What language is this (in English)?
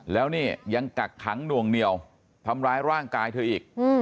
Thai